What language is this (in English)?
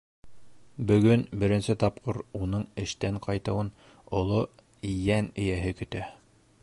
Bashkir